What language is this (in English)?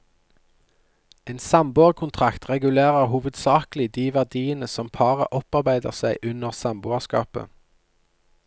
Norwegian